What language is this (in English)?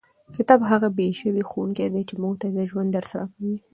Pashto